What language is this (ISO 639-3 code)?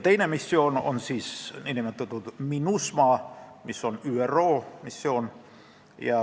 est